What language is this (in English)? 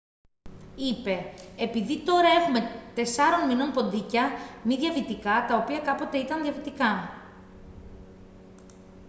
Greek